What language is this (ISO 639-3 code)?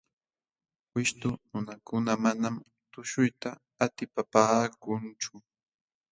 qxw